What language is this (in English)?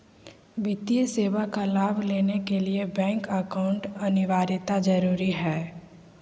Magahi